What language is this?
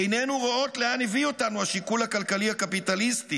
Hebrew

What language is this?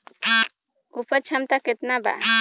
Bhojpuri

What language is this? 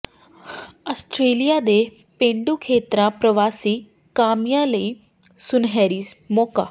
Punjabi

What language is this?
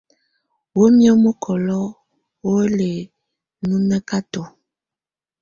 Tunen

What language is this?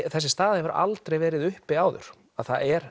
Icelandic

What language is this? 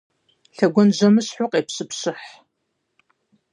Kabardian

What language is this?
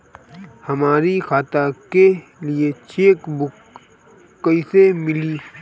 Bhojpuri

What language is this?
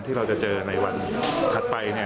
Thai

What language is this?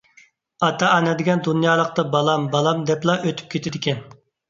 Uyghur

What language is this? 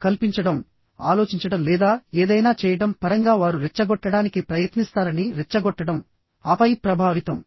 Telugu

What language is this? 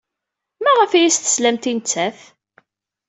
Kabyle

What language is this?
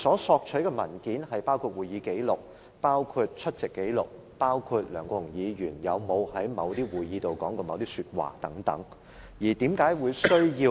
Cantonese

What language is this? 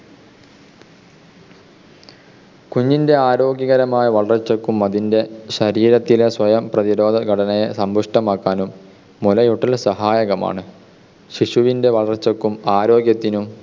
Malayalam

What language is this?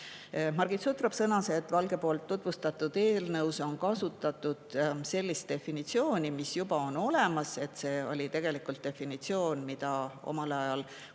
Estonian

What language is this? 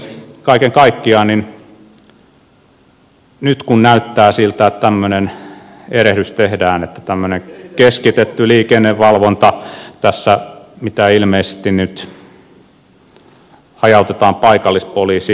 Finnish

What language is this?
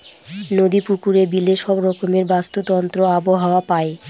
Bangla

